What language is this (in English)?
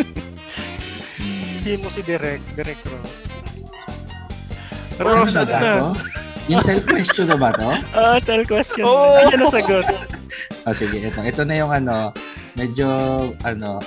Filipino